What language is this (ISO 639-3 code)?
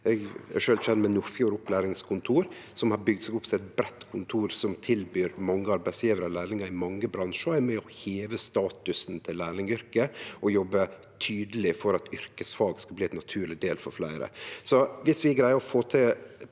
nor